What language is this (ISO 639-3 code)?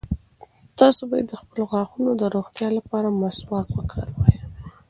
pus